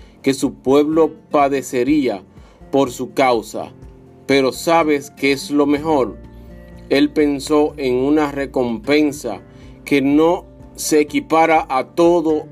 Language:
Spanish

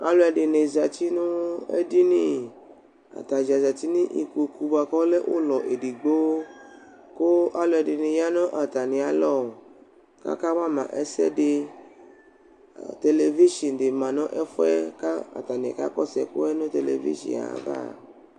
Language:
Ikposo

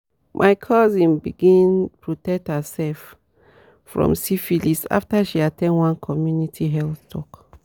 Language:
Nigerian Pidgin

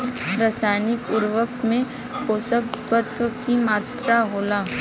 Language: Bhojpuri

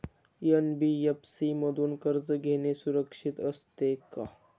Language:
Marathi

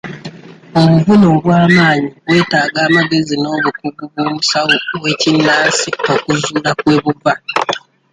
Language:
Ganda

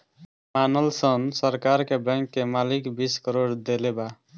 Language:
Bhojpuri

